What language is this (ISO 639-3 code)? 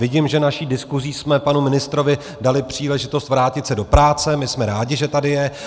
ces